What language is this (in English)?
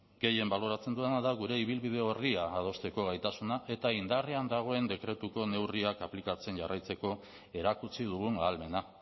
Basque